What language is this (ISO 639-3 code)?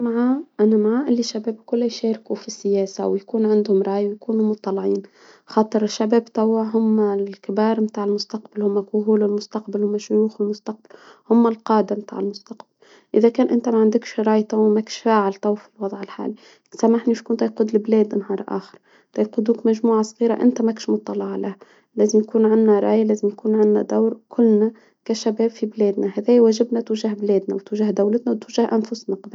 aeb